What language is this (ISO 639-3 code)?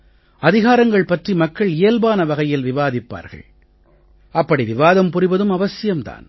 tam